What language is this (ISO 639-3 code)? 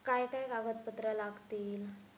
mar